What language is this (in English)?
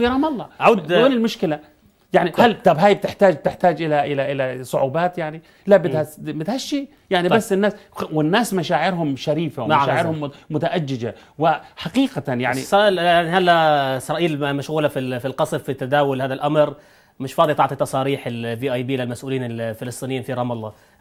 Arabic